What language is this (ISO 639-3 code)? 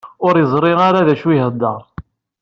kab